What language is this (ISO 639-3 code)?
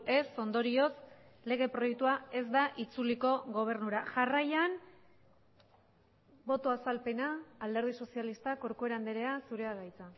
eus